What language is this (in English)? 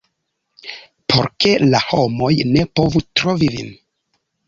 Esperanto